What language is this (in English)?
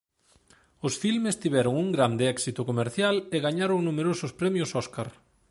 Galician